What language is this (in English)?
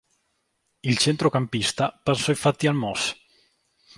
Italian